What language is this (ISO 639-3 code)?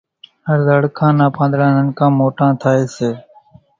gjk